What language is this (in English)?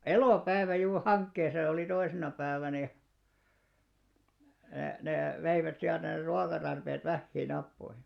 Finnish